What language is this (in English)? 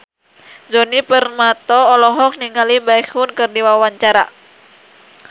Sundanese